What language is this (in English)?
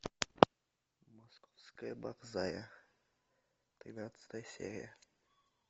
Russian